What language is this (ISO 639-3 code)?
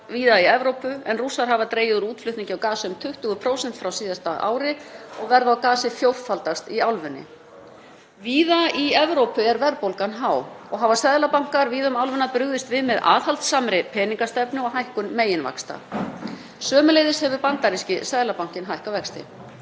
isl